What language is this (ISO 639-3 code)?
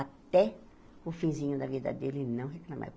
por